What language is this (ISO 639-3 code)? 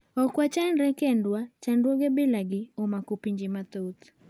luo